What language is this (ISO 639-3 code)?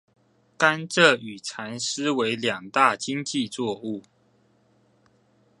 zho